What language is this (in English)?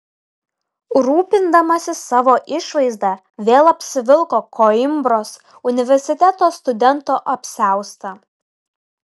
Lithuanian